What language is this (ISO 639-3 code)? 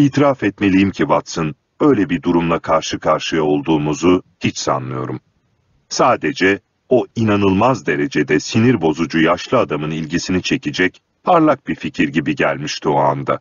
tur